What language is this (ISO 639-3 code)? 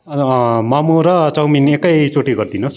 nep